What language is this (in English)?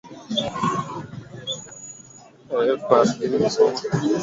Swahili